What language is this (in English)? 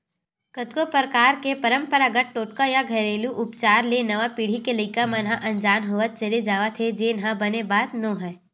Chhattisgarhi